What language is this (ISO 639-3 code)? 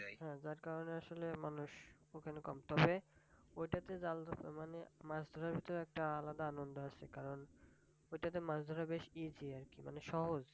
ben